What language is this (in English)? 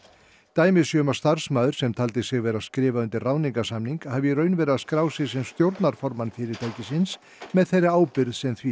Icelandic